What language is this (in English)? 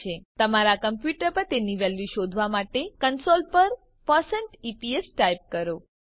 Gujarati